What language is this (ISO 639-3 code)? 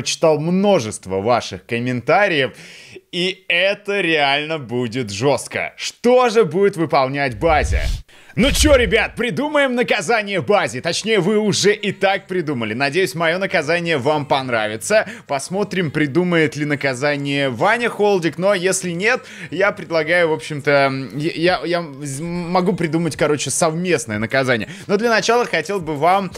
rus